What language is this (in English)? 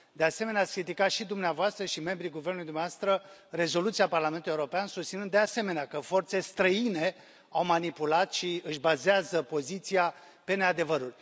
Romanian